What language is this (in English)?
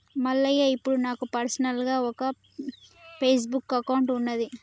Telugu